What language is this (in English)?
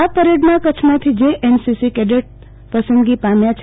Gujarati